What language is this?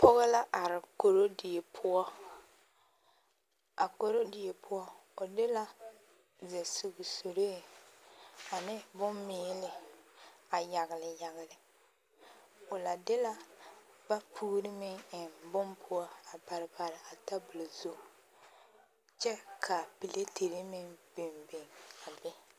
Southern Dagaare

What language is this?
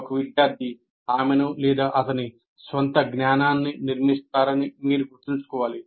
Telugu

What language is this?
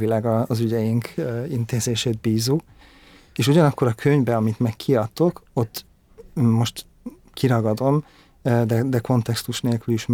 Hungarian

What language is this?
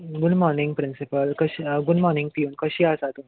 Konkani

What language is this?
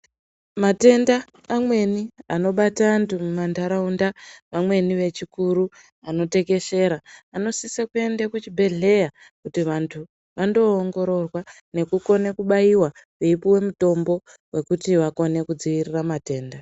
Ndau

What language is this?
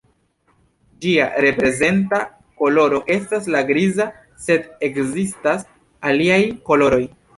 Esperanto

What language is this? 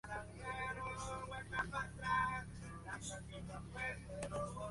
Spanish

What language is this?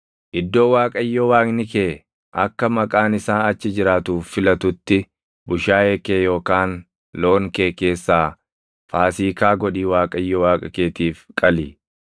Oromo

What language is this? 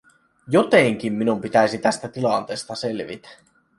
Finnish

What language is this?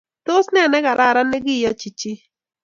Kalenjin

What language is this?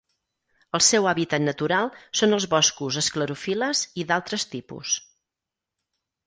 Catalan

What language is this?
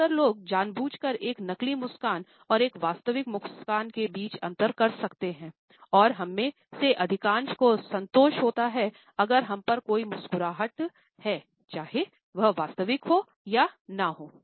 Hindi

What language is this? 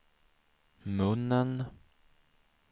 Swedish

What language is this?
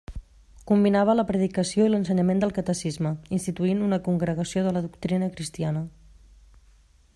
Catalan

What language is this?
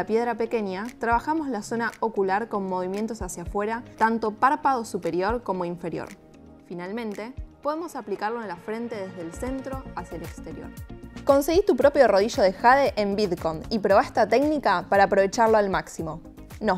Spanish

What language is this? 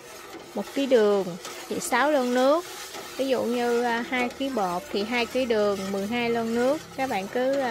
Vietnamese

